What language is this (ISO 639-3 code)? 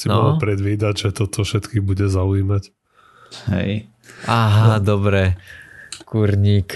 slk